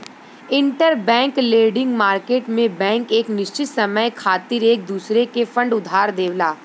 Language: Bhojpuri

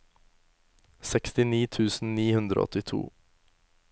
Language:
Norwegian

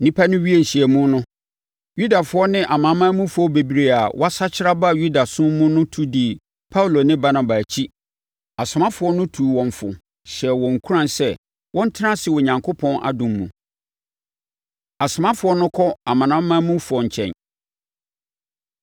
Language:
Akan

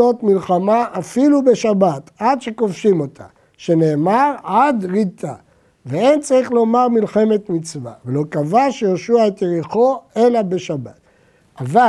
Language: Hebrew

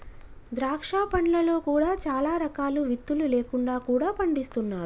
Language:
Telugu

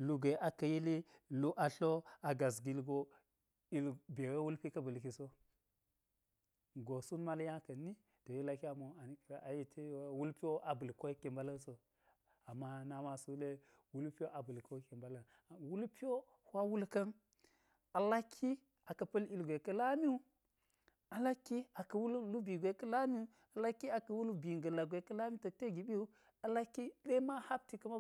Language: Geji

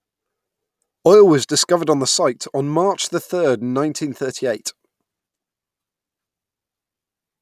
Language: English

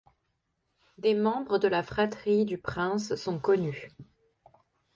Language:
French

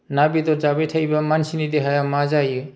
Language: Bodo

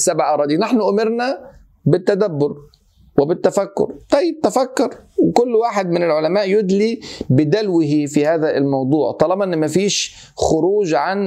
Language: Arabic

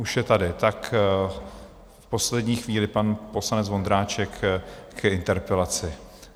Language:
Czech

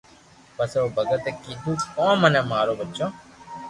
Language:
Loarki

